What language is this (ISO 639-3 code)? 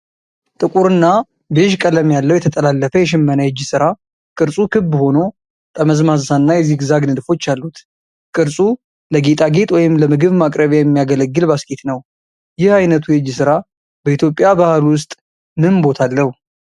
amh